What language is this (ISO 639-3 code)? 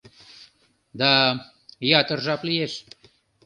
chm